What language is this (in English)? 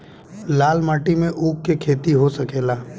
Bhojpuri